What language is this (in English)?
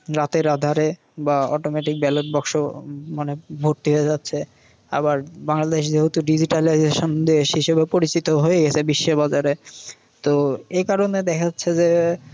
Bangla